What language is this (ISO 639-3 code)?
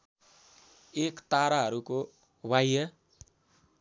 nep